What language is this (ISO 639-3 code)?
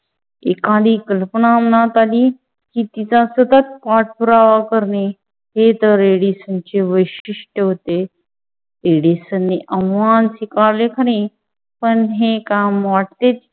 mar